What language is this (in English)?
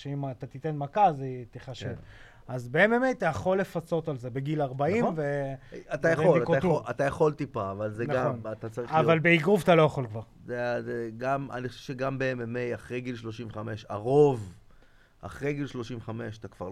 Hebrew